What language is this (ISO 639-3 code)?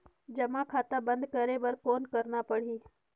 hne